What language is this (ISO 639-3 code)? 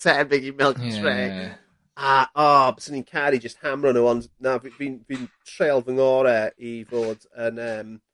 cym